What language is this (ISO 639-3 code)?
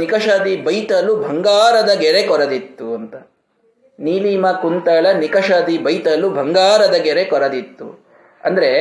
kan